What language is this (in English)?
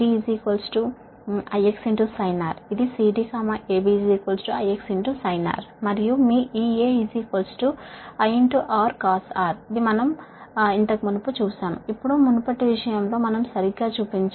Telugu